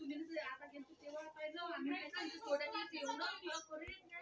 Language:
Marathi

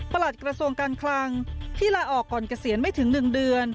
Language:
Thai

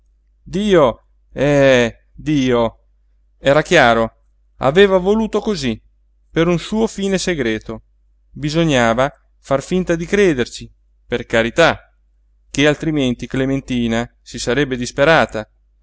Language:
Italian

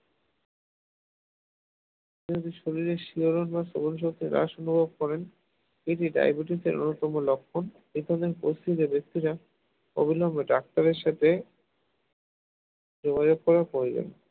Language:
Bangla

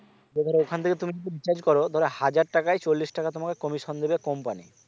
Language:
Bangla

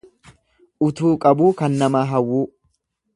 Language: Oromo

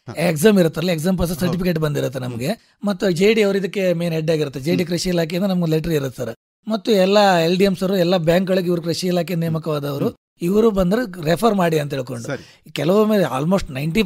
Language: Kannada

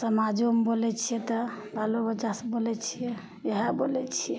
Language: Maithili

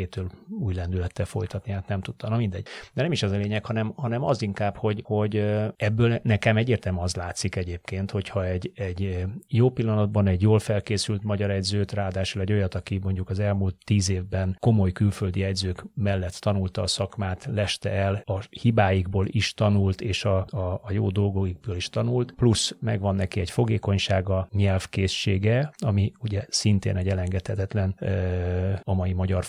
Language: Hungarian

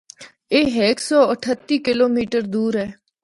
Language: Northern Hindko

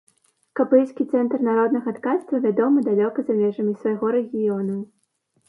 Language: Belarusian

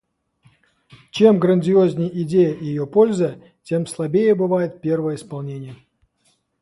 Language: Russian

